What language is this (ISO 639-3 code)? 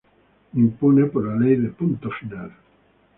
spa